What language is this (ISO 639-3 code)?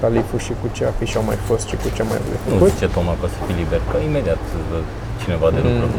ron